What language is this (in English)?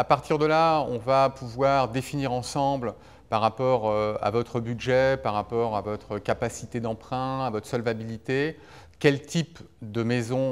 French